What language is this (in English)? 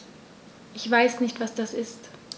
German